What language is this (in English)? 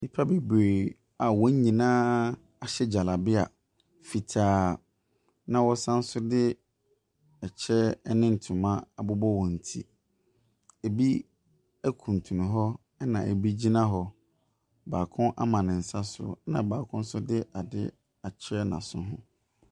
Akan